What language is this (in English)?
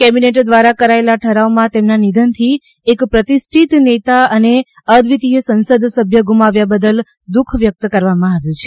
Gujarati